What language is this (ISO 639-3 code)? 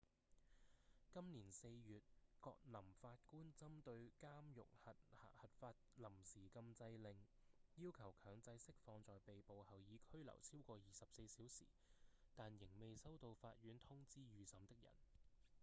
yue